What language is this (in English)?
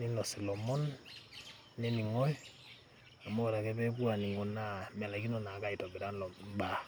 Masai